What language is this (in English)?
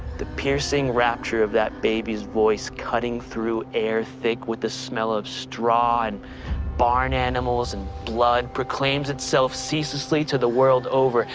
English